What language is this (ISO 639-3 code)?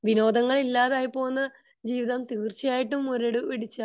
mal